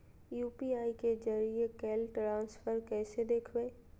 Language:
Magahi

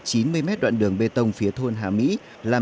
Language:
Vietnamese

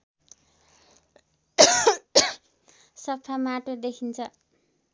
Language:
Nepali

